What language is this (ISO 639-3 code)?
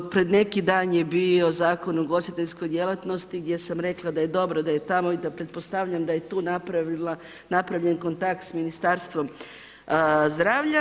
hrv